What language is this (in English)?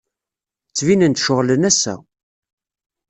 Kabyle